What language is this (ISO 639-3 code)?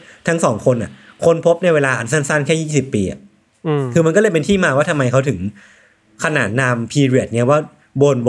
tha